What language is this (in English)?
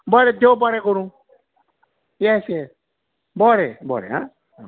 Konkani